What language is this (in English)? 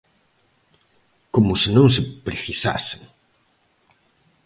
Galician